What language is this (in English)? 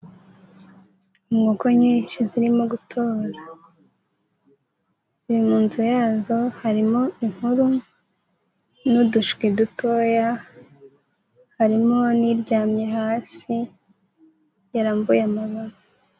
Kinyarwanda